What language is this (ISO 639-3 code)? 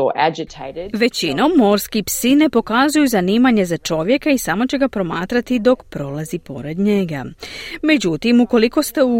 hrv